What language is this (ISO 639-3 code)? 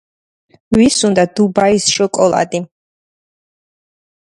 kat